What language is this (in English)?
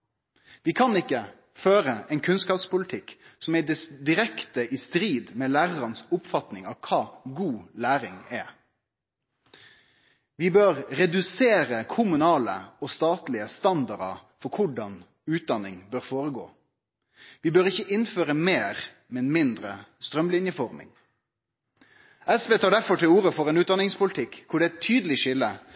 Norwegian Nynorsk